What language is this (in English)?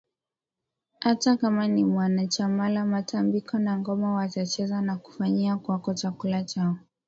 Swahili